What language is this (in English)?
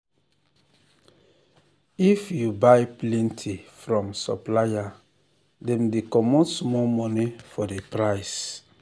Nigerian Pidgin